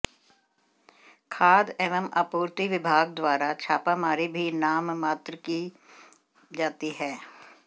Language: Hindi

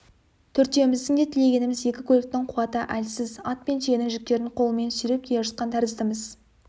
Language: Kazakh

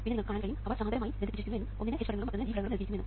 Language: Malayalam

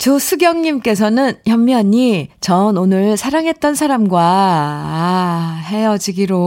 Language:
Korean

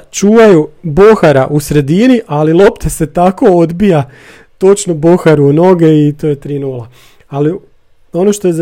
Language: Croatian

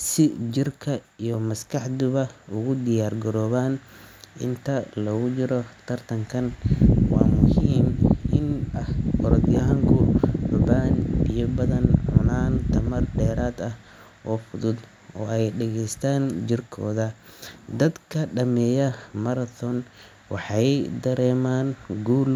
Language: Somali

